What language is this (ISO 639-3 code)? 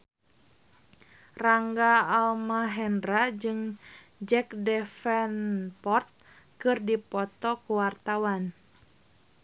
sun